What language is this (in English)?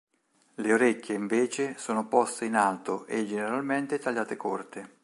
Italian